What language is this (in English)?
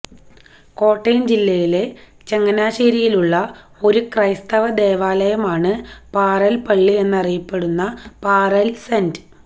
Malayalam